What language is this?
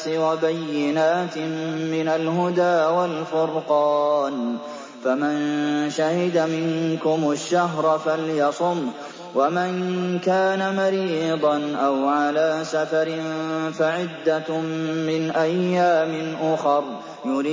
Arabic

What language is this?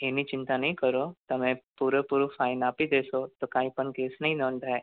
Gujarati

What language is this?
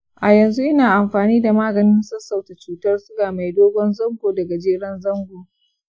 Hausa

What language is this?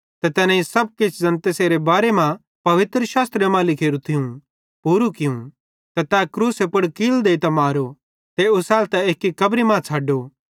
Bhadrawahi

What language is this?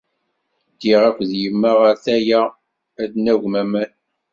Kabyle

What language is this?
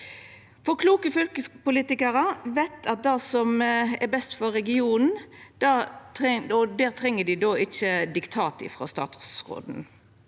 Norwegian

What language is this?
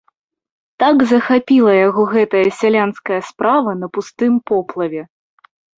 Belarusian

